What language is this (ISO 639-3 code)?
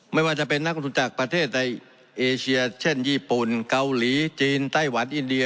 tha